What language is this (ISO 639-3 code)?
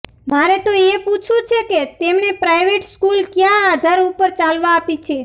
guj